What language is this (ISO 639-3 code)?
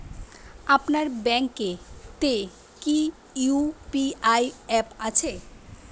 ben